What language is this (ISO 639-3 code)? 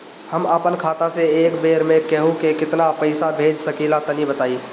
bho